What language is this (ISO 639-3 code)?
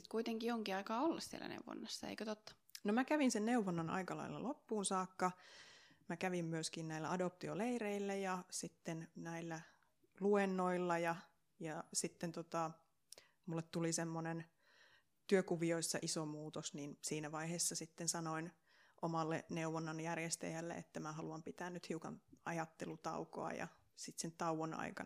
fin